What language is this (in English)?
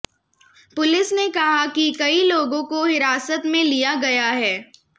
Hindi